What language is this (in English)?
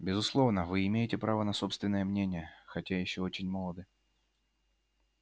Russian